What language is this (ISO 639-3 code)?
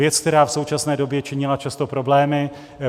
ces